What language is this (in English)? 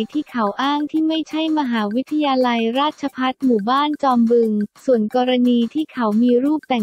Thai